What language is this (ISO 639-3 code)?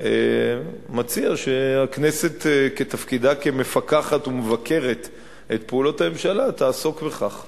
heb